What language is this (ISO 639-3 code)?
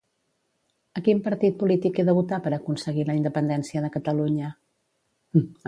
cat